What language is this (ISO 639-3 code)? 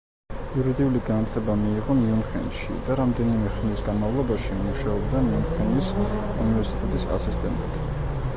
kat